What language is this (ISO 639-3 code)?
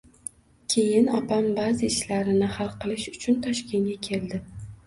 uzb